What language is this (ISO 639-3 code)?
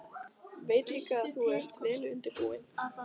isl